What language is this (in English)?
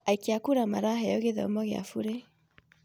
Kikuyu